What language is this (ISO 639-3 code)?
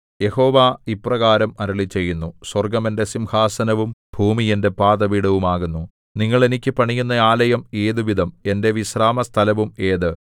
mal